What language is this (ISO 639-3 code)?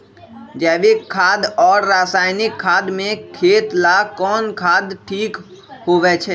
mag